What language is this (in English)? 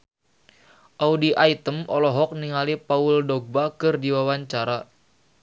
Sundanese